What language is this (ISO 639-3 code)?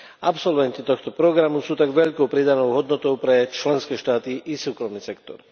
slk